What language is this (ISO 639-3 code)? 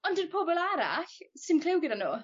cym